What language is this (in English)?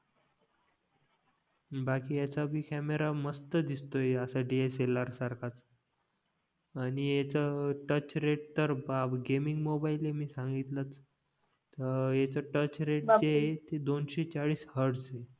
Marathi